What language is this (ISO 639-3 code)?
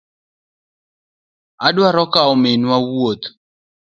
luo